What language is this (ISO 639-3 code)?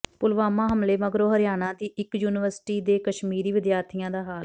pan